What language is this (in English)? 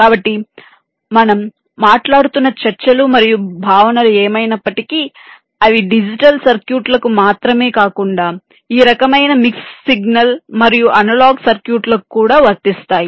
Telugu